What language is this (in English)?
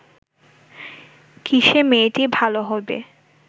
Bangla